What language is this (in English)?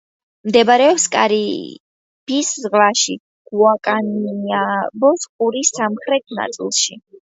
Georgian